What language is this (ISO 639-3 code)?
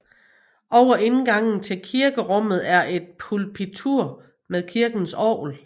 dan